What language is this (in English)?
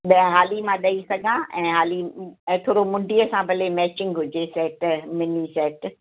Sindhi